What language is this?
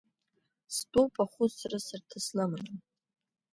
Abkhazian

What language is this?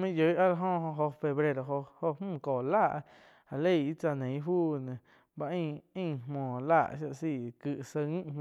Quiotepec Chinantec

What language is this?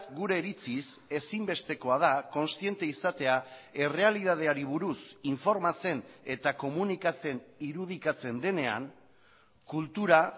Basque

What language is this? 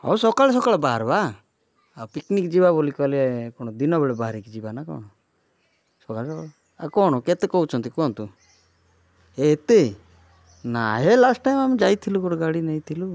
Odia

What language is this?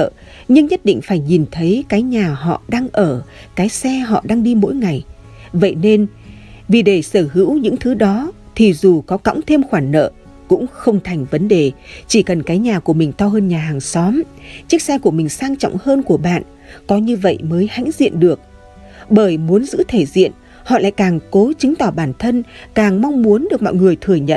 Vietnamese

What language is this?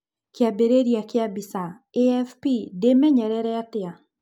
Kikuyu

